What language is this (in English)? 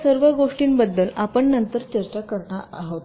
Marathi